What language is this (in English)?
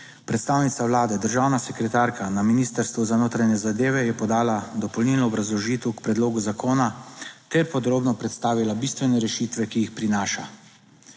Slovenian